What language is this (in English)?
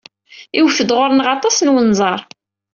Kabyle